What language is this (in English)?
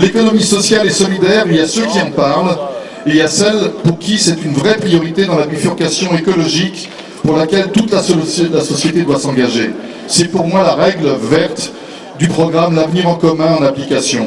French